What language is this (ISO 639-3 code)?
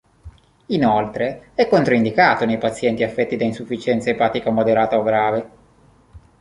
ita